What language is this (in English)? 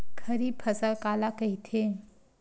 Chhattisgarhi